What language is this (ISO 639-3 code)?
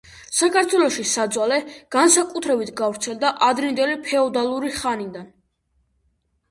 kat